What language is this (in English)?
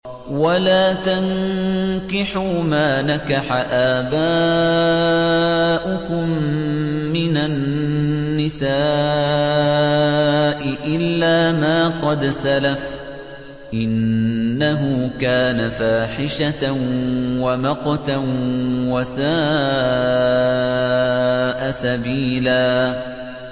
Arabic